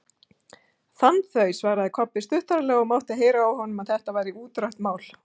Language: Icelandic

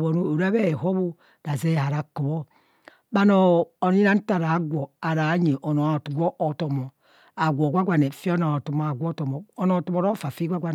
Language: Kohumono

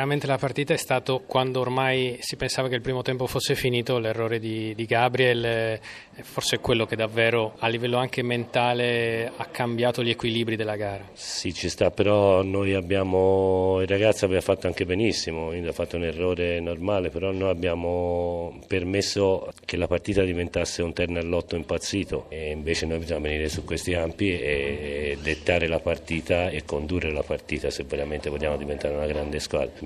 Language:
Italian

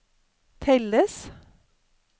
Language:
Norwegian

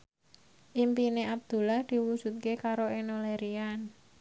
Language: Javanese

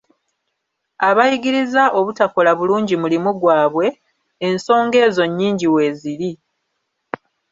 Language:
Ganda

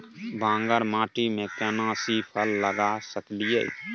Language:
Maithili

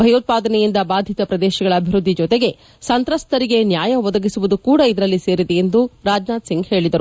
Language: Kannada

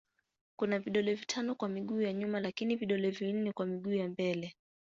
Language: Swahili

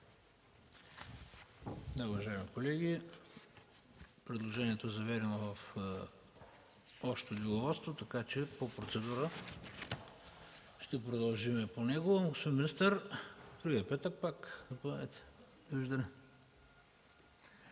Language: Bulgarian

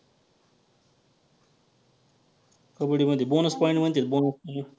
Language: Marathi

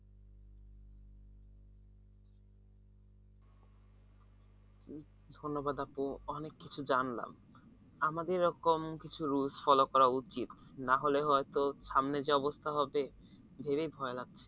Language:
Bangla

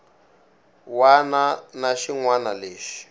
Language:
Tsonga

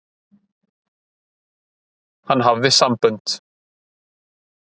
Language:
Icelandic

